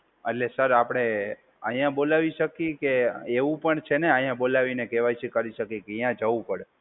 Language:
Gujarati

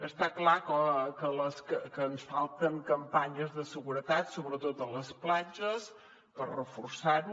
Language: Catalan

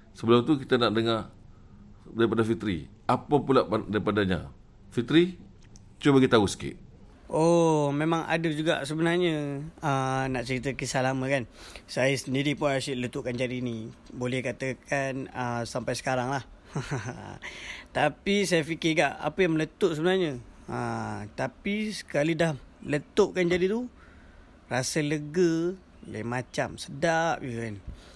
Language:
Malay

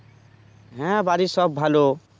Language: Bangla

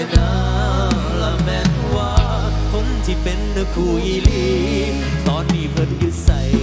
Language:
Thai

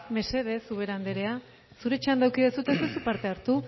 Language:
Basque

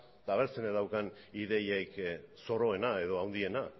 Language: Basque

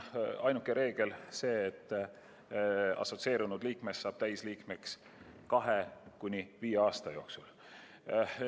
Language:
Estonian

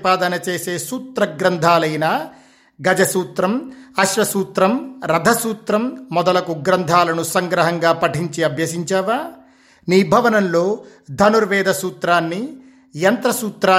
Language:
Telugu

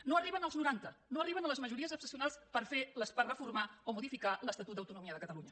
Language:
Catalan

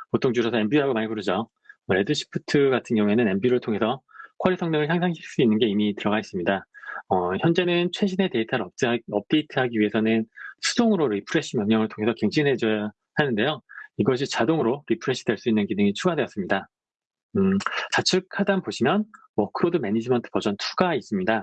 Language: Korean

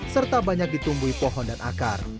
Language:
Indonesian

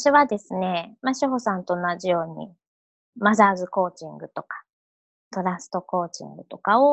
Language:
Japanese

